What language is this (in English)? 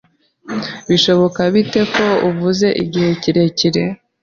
Kinyarwanda